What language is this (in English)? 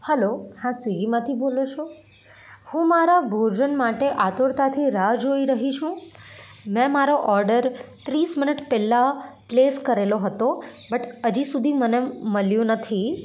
Gujarati